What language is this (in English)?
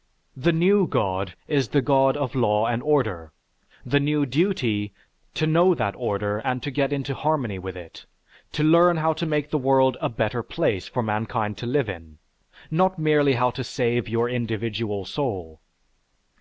English